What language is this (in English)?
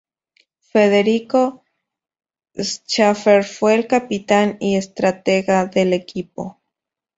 Spanish